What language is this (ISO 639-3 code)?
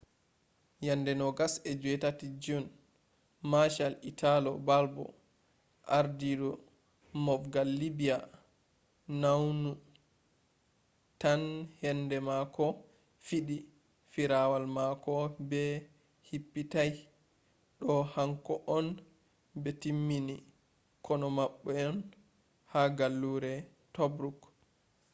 ful